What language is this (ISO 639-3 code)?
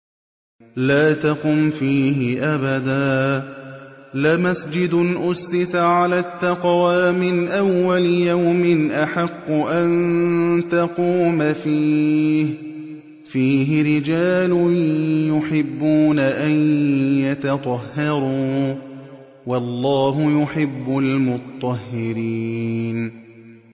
ara